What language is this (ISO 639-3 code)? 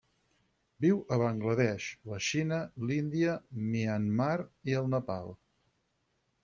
cat